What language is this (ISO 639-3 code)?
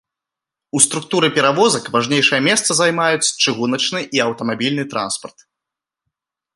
bel